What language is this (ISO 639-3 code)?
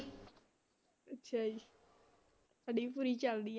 pan